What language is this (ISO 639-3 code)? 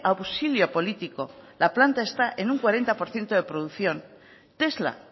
spa